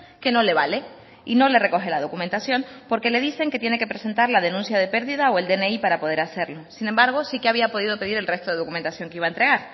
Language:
Spanish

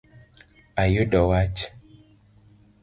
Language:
Luo (Kenya and Tanzania)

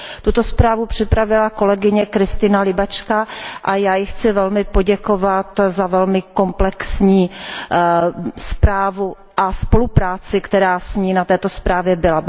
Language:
Czech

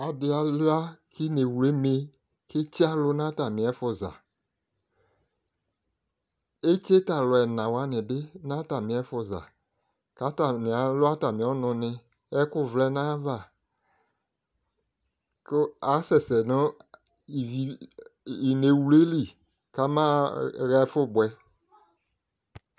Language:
Ikposo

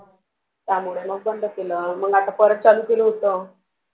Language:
Marathi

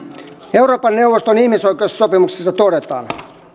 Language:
Finnish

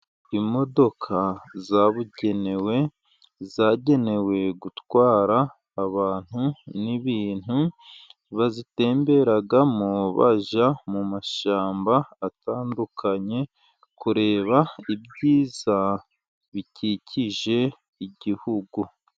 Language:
Kinyarwanda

